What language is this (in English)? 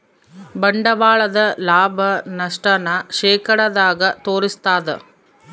Kannada